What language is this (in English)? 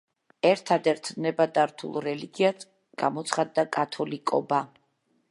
Georgian